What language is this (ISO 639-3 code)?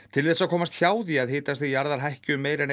isl